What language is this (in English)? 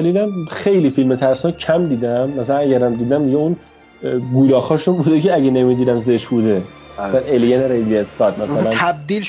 Persian